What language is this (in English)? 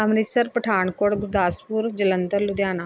Punjabi